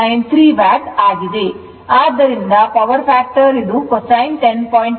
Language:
Kannada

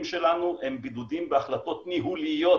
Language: Hebrew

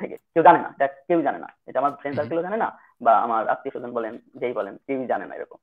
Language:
English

